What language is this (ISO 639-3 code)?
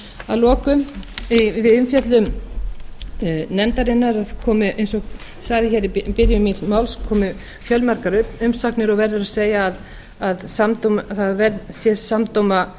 isl